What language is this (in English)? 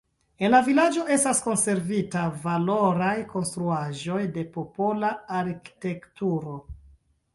Esperanto